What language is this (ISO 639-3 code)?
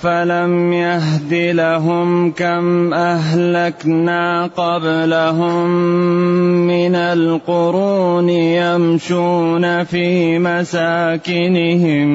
ara